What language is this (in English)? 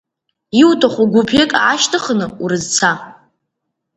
Abkhazian